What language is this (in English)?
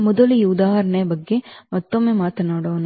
Kannada